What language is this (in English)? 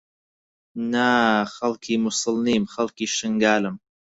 Central Kurdish